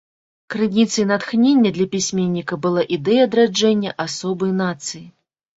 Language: Belarusian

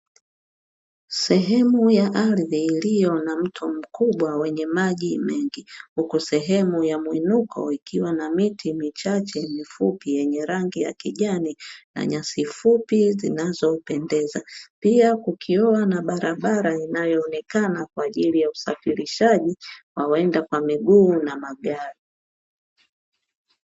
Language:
Swahili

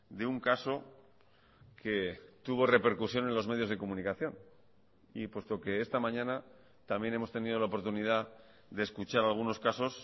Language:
Spanish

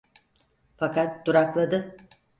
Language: Turkish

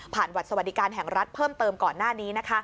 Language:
Thai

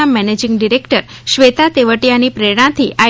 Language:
Gujarati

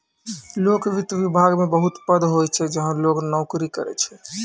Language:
Maithili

